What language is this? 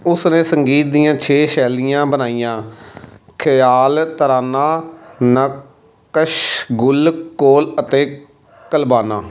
Punjabi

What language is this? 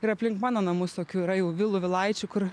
Lithuanian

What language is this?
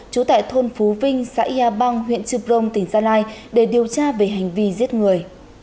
Vietnamese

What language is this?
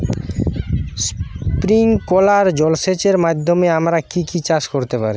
Bangla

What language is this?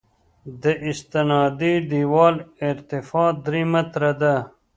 Pashto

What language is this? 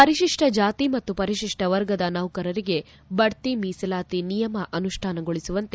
Kannada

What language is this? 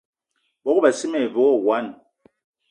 Eton (Cameroon)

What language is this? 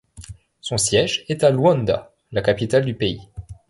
French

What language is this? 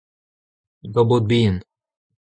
Breton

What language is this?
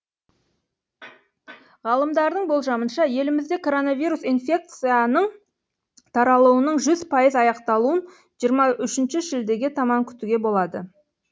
Kazakh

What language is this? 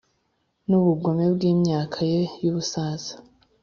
Kinyarwanda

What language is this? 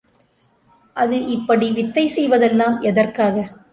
Tamil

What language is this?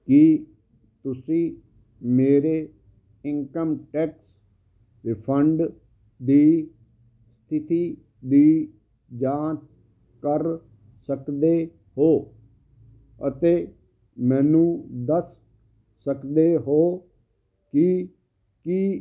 Punjabi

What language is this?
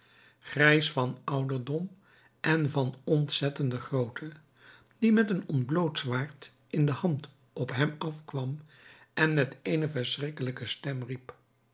Dutch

